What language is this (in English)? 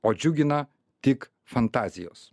Lithuanian